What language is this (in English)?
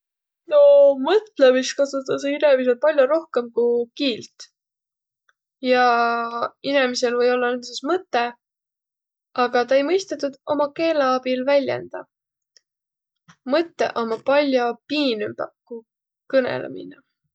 Võro